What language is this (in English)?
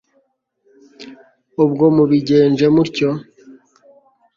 Kinyarwanda